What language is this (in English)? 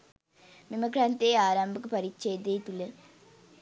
Sinhala